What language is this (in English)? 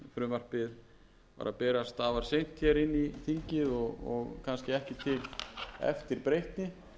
Icelandic